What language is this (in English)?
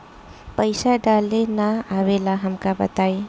Bhojpuri